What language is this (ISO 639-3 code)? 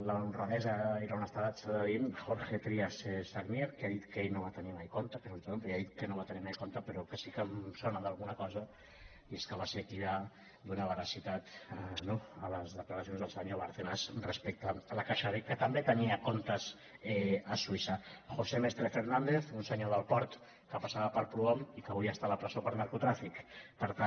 cat